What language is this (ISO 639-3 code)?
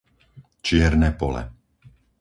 slk